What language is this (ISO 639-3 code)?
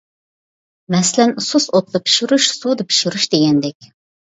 uig